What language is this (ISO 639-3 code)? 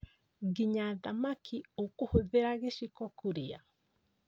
kik